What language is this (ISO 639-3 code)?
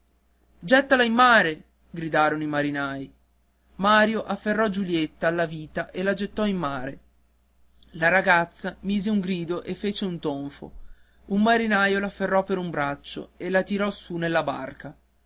ita